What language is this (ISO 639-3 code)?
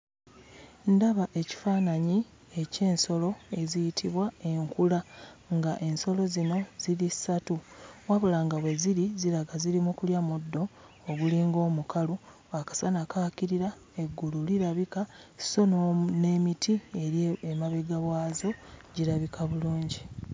lug